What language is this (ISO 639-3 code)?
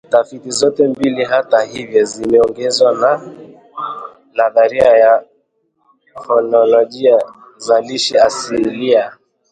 swa